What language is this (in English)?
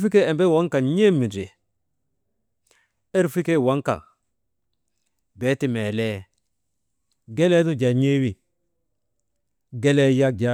Maba